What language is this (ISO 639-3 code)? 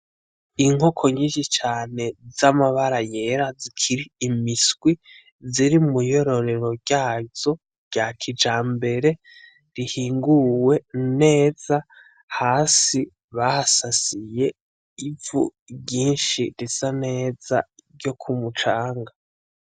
run